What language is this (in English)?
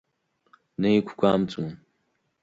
Abkhazian